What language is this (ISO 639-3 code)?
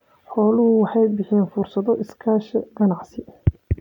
som